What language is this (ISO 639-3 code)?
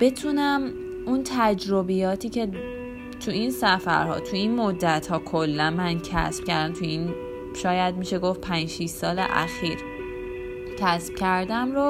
fas